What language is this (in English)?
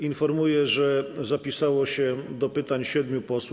Polish